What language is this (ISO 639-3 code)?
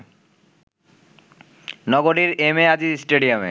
ben